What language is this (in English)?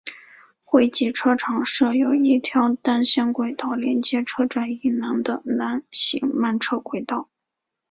Chinese